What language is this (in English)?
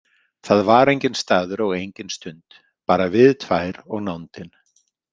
Icelandic